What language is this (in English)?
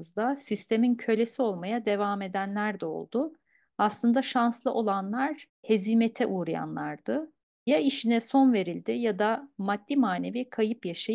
Turkish